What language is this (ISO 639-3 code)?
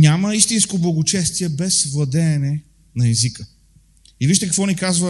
bul